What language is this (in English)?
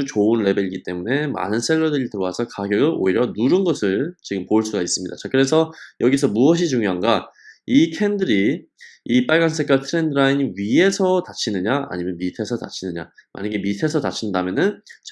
Korean